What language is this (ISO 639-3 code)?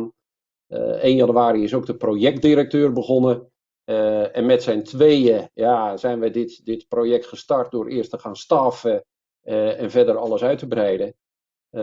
nld